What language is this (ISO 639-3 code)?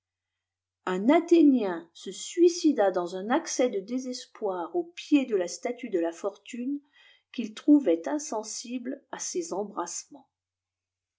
fra